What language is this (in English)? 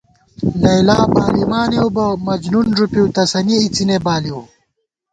Gawar-Bati